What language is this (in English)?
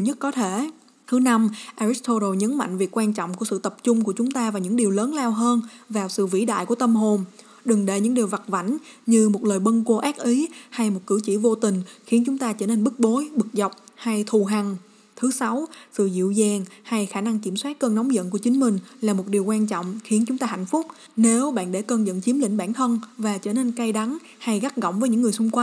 Vietnamese